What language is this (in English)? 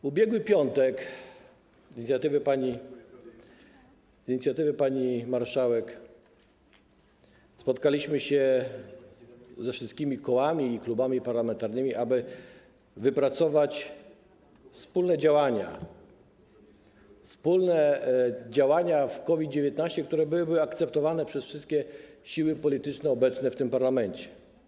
Polish